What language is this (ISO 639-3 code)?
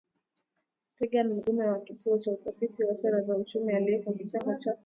swa